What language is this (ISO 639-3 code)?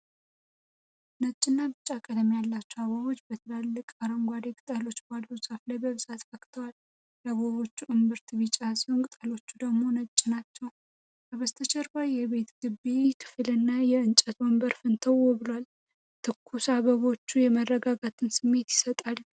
amh